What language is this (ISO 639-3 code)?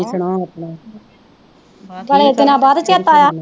pan